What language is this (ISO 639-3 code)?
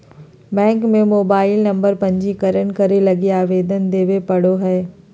mag